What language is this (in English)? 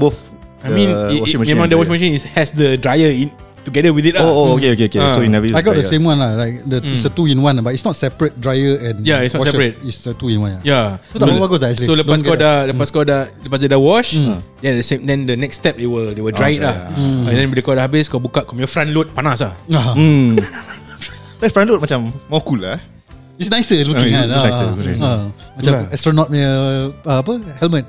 Malay